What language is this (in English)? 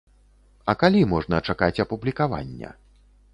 Belarusian